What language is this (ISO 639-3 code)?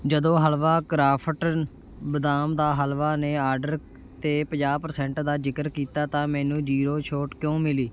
pan